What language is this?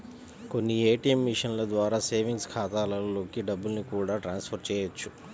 Telugu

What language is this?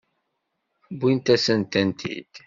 Kabyle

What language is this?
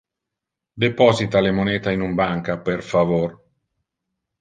Interlingua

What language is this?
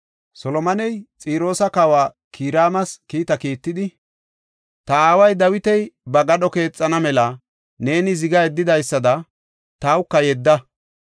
Gofa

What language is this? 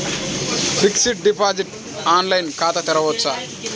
Telugu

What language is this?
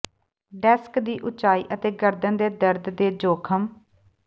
Punjabi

